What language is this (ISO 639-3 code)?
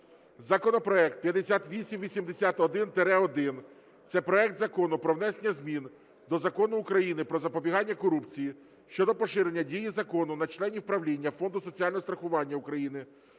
ukr